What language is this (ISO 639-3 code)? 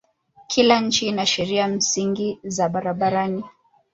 swa